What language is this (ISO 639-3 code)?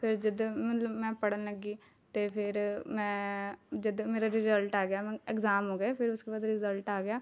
pan